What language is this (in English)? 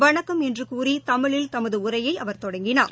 Tamil